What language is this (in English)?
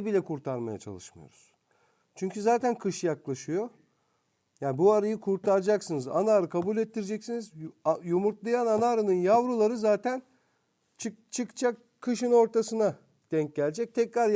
Turkish